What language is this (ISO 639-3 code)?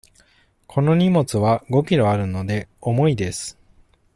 jpn